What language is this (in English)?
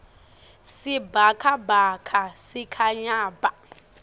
Swati